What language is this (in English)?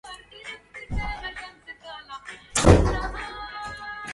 Arabic